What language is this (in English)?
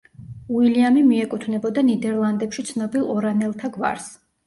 Georgian